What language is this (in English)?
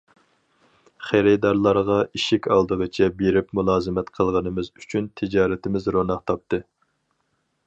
Uyghur